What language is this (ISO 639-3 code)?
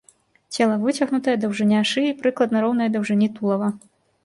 bel